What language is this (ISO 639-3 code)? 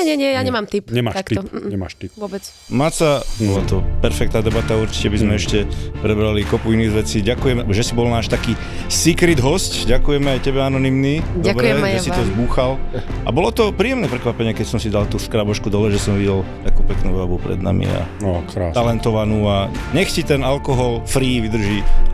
slk